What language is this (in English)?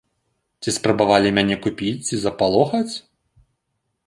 Belarusian